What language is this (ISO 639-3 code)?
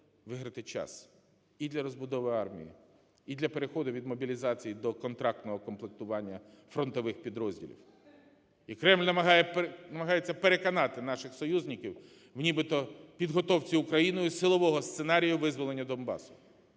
ukr